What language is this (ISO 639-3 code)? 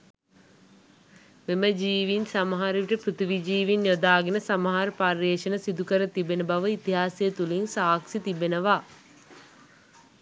sin